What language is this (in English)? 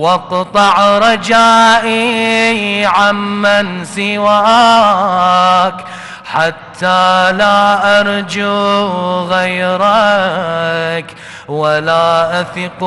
Arabic